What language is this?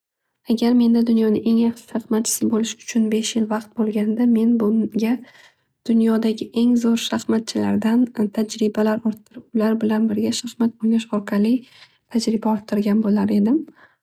Uzbek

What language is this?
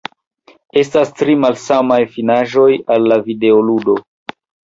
Esperanto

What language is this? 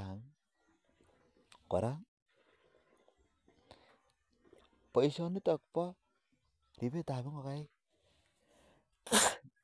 Kalenjin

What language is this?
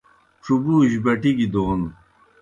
Kohistani Shina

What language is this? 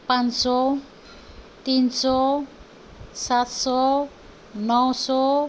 Nepali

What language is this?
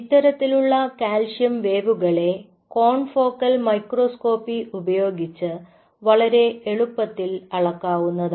Malayalam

